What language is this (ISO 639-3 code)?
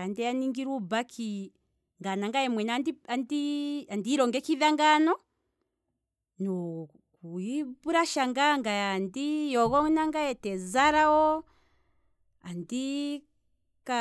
kwm